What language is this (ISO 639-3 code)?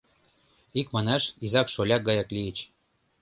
chm